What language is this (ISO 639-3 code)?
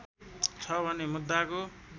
nep